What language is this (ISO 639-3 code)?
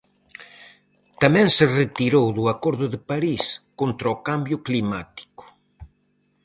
glg